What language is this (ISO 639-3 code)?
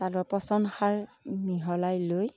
asm